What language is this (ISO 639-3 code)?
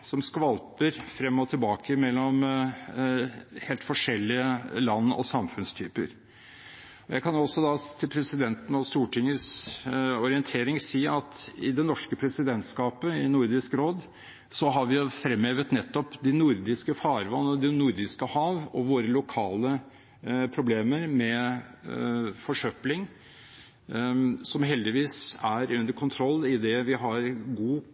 nob